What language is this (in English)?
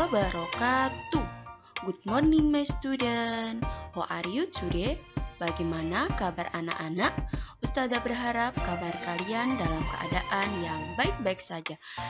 Indonesian